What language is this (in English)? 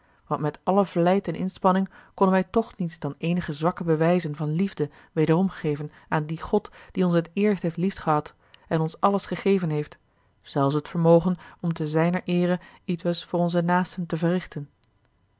Dutch